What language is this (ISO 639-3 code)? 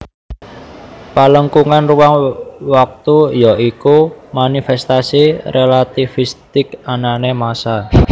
jav